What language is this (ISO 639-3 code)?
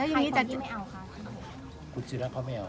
tha